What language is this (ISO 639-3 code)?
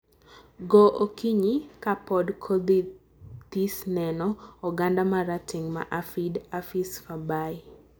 luo